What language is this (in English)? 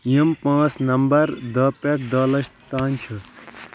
Kashmiri